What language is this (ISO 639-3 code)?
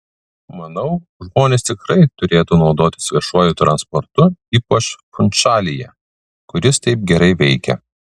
lit